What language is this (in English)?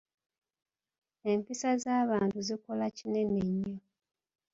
Ganda